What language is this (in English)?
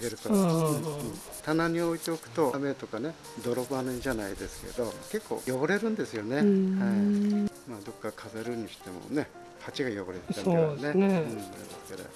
Japanese